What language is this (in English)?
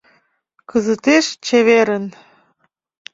Mari